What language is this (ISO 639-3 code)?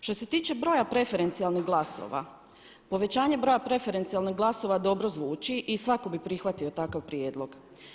hrv